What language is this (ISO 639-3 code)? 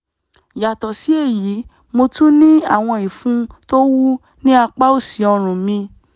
yor